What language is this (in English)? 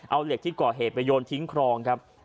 Thai